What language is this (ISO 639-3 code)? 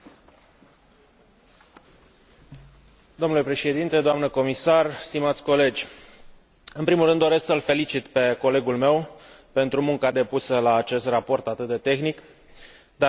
ron